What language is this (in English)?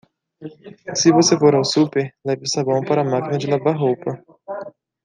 Portuguese